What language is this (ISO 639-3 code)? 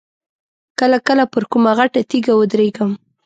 pus